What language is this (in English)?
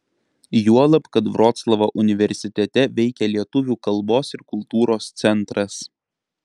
Lithuanian